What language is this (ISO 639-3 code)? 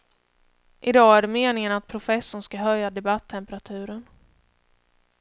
swe